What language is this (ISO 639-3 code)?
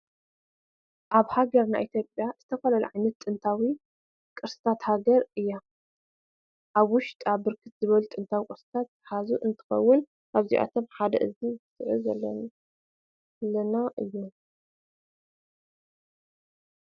tir